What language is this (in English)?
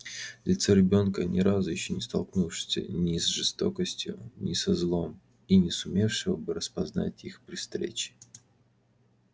Russian